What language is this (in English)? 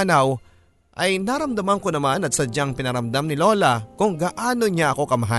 Filipino